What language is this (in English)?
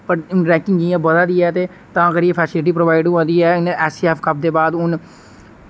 Dogri